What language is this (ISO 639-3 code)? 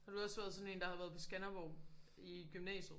dan